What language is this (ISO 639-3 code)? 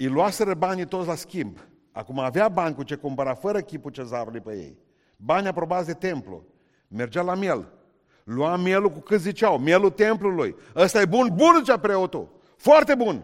ron